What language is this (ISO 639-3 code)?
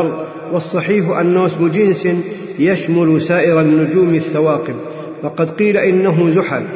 ara